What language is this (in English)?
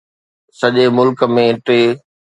Sindhi